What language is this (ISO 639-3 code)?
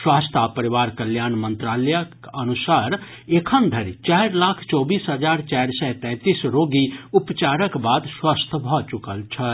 mai